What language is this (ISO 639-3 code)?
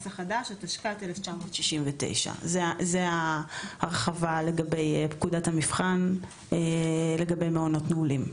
heb